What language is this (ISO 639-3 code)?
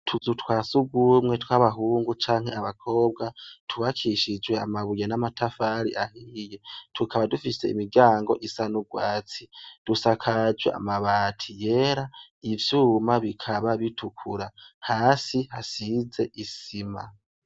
run